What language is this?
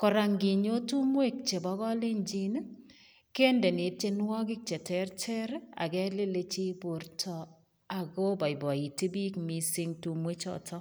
Kalenjin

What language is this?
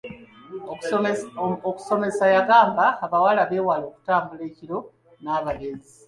Ganda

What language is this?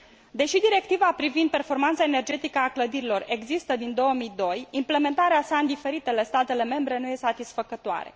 Romanian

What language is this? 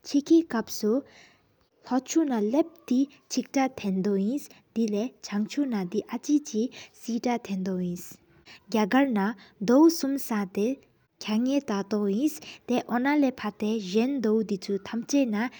Sikkimese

